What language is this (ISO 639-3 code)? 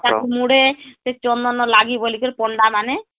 ori